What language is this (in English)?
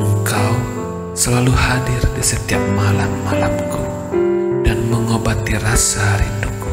Indonesian